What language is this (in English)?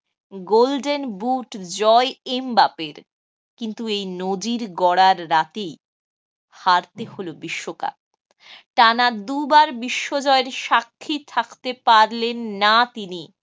Bangla